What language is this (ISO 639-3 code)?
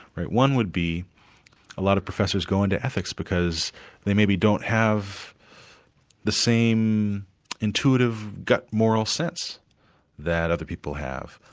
eng